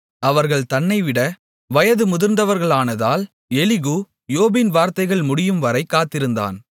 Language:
Tamil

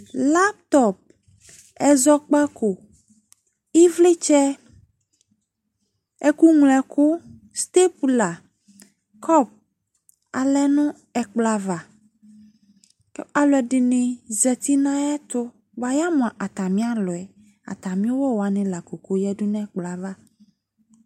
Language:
Ikposo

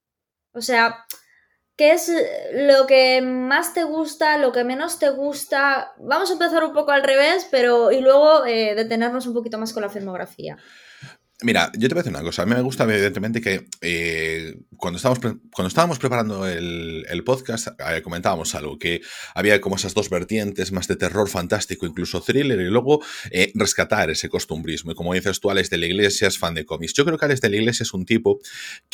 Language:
Spanish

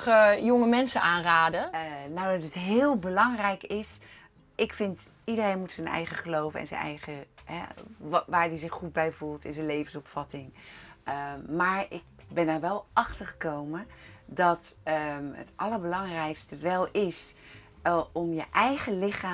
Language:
Dutch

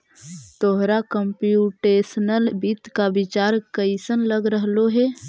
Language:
Magahi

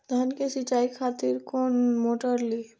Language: Maithili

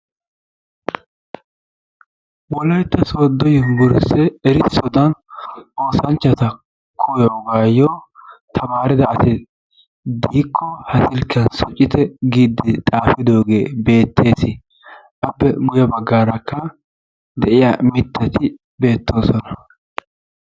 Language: Wolaytta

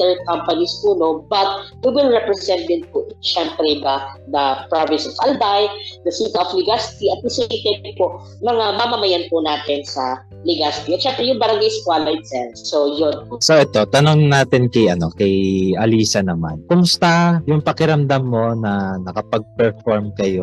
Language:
Filipino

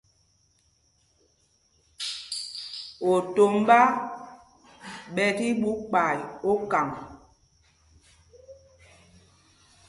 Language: Mpumpong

